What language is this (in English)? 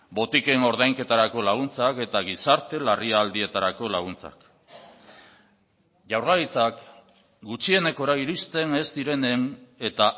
Basque